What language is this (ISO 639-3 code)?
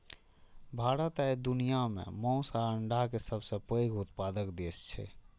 mai